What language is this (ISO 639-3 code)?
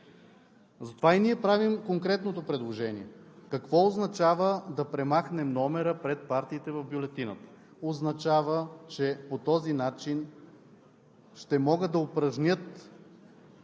bul